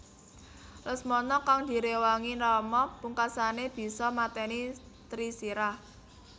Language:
Javanese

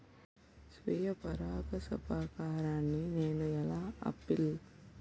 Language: Telugu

